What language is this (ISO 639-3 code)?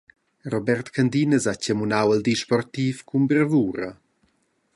roh